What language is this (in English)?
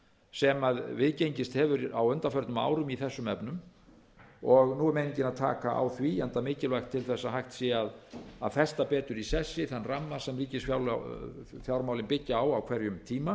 Icelandic